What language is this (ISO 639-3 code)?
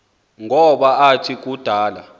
xho